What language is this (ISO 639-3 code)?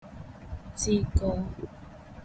ibo